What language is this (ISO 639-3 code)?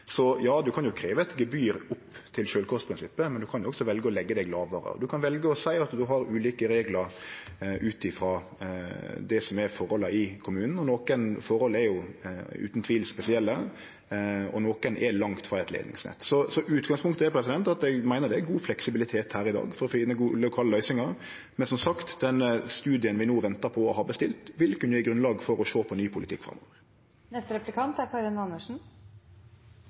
nno